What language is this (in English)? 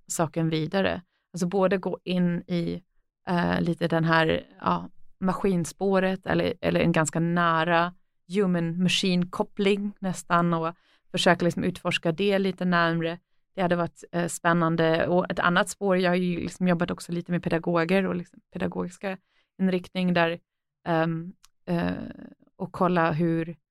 Swedish